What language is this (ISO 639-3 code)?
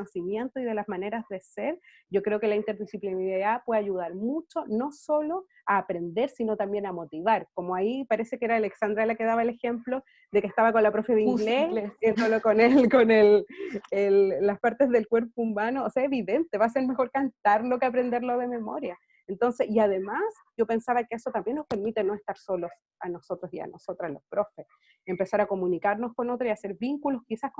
spa